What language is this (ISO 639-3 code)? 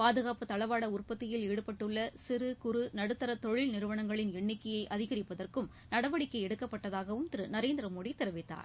tam